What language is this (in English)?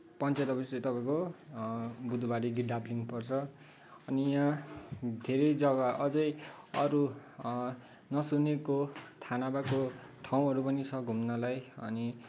Nepali